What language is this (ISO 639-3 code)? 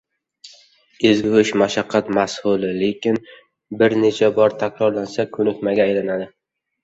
uzb